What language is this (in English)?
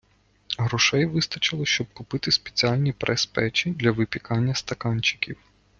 Ukrainian